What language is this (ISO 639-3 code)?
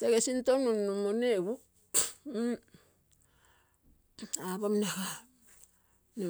buo